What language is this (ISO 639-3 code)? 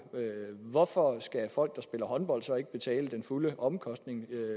dan